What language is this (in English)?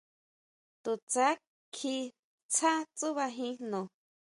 Huautla Mazatec